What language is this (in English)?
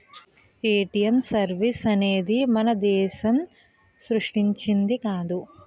Telugu